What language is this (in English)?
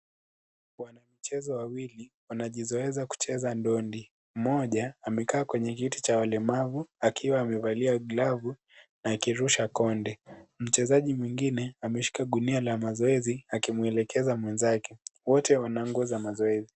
Swahili